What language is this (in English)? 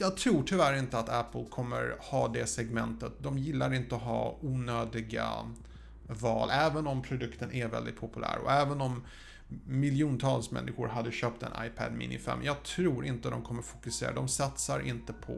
Swedish